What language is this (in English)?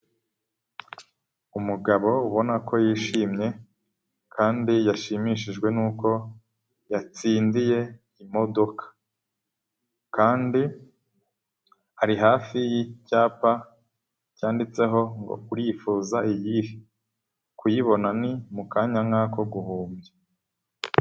Kinyarwanda